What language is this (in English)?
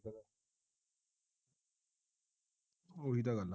Punjabi